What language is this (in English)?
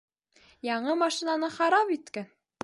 Bashkir